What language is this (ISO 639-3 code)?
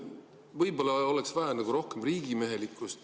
est